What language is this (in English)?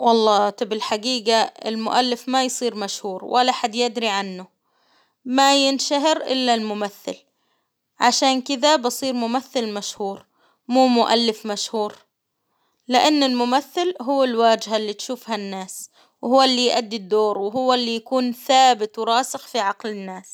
Hijazi Arabic